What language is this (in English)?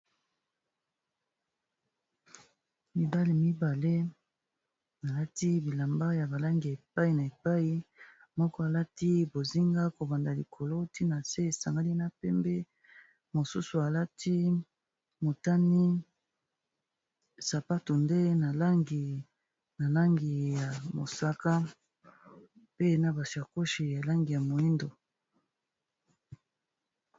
Lingala